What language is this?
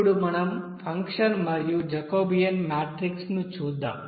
Telugu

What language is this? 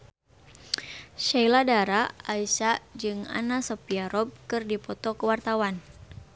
Sundanese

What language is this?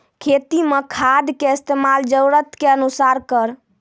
Maithili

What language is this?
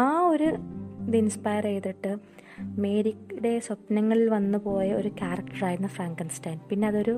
Malayalam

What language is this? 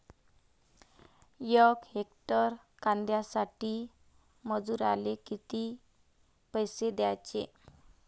Marathi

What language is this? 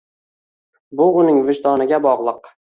Uzbek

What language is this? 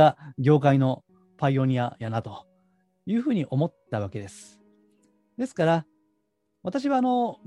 Japanese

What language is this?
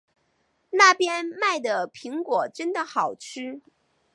Chinese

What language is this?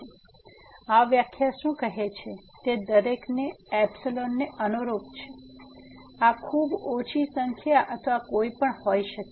Gujarati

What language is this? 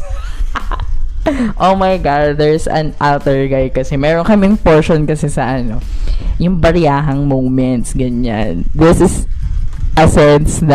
Filipino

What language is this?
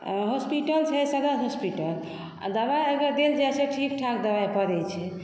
Maithili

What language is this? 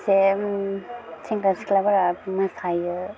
Bodo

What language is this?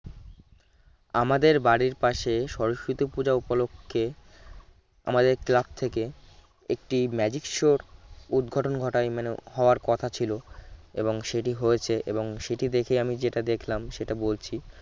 Bangla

